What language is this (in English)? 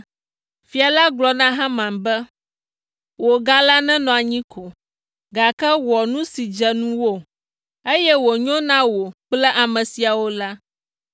Ewe